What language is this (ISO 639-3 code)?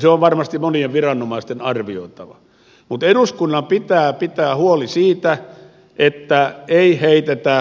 fin